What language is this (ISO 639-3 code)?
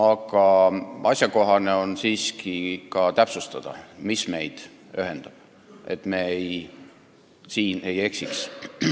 est